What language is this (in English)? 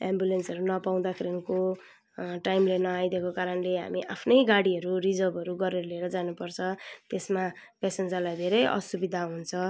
Nepali